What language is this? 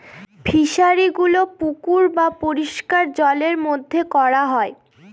Bangla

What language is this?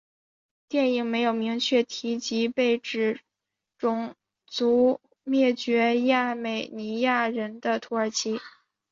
Chinese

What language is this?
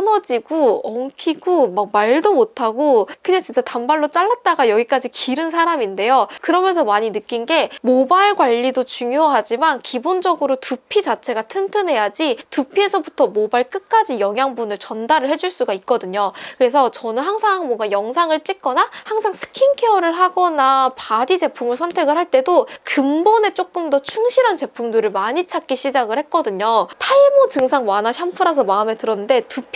Korean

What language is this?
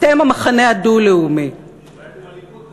Hebrew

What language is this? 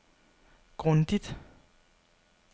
Danish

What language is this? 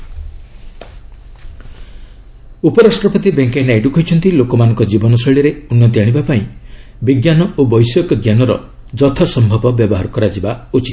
Odia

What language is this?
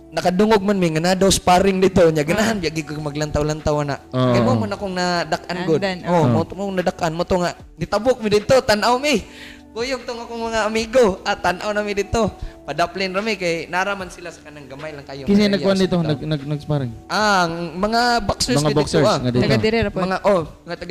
Filipino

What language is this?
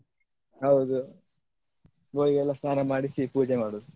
Kannada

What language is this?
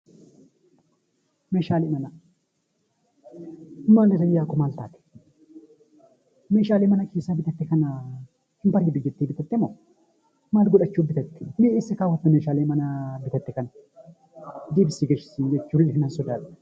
Oromo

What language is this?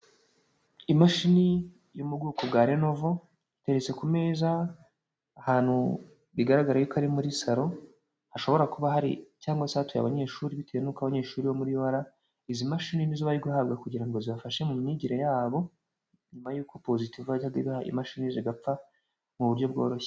Kinyarwanda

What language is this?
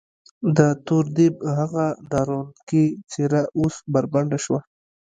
Pashto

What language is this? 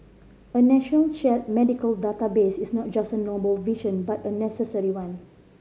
English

